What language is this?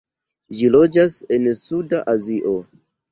Esperanto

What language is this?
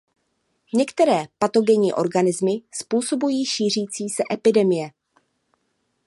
Czech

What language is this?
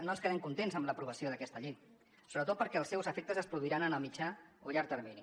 Catalan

